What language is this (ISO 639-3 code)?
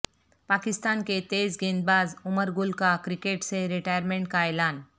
urd